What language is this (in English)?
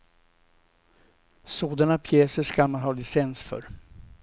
Swedish